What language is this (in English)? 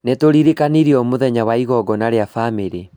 Kikuyu